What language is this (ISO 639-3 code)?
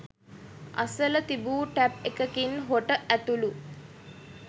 sin